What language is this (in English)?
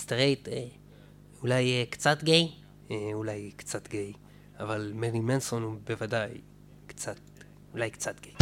Hebrew